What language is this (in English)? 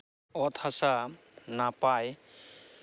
Santali